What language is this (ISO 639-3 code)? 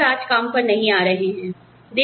hin